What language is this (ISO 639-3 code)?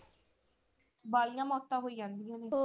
pan